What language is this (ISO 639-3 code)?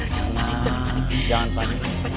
ind